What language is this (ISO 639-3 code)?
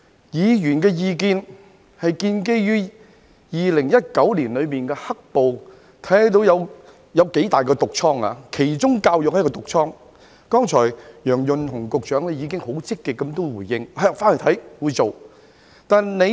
yue